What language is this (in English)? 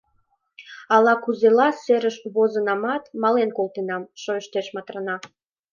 Mari